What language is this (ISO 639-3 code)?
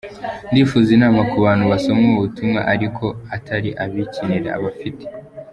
kin